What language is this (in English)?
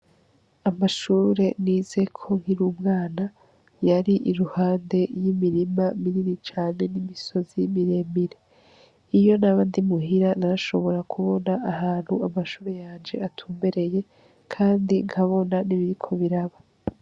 Rundi